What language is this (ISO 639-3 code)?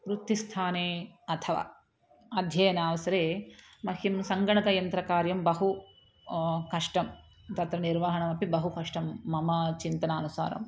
san